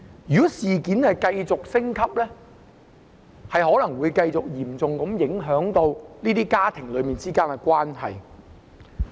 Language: Cantonese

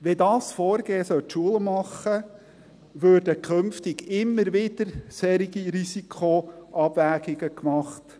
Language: Swiss German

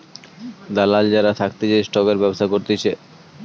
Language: Bangla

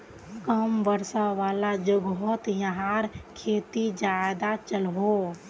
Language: Magahi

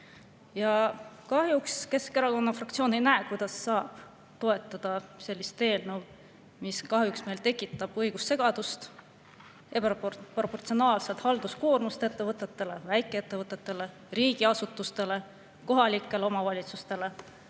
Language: Estonian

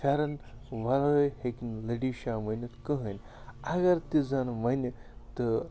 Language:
Kashmiri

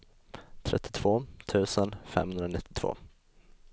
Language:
Swedish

